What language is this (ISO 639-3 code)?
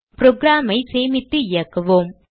tam